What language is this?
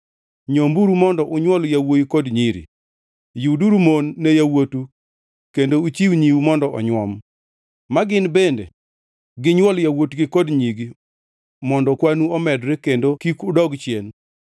Luo (Kenya and Tanzania)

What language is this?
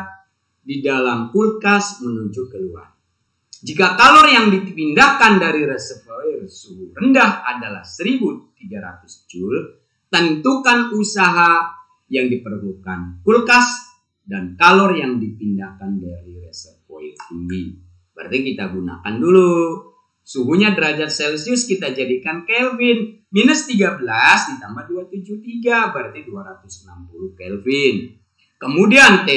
Indonesian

